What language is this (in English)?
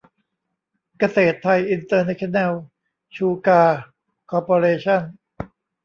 Thai